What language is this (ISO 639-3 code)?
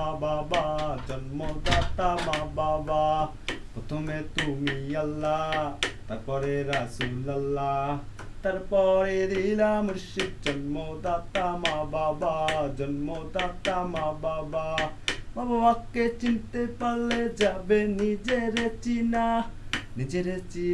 ben